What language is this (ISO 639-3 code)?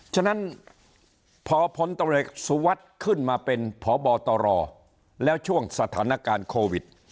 tha